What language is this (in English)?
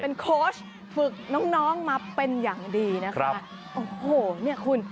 Thai